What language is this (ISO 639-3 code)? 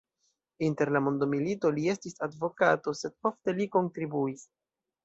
epo